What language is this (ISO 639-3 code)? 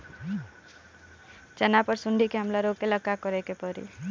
bho